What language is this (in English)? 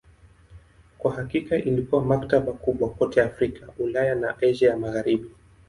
Swahili